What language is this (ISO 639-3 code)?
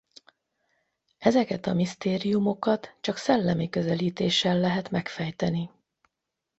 hun